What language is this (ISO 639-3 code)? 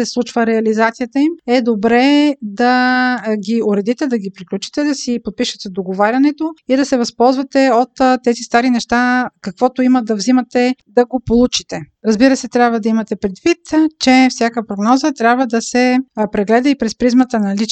bul